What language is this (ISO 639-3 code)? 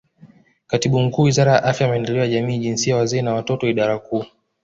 swa